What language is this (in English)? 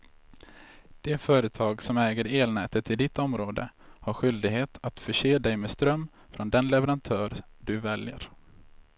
Swedish